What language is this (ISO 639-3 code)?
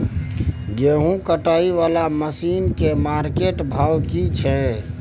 mai